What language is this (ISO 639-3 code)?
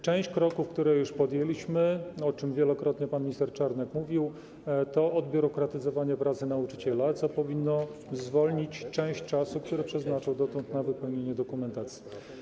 pol